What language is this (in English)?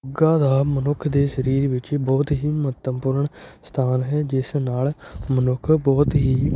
Punjabi